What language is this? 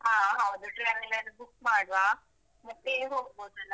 Kannada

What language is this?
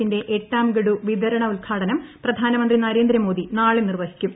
Malayalam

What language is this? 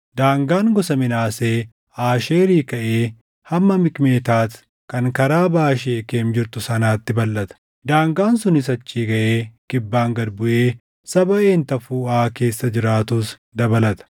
Oromo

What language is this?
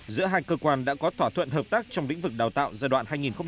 Vietnamese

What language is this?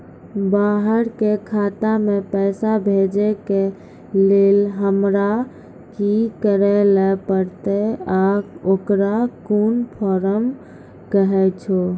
Maithili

